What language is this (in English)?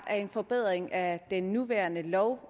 Danish